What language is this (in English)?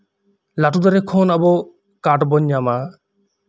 Santali